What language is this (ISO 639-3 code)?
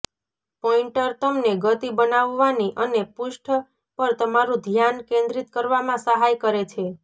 guj